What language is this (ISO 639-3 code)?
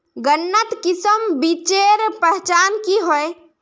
mag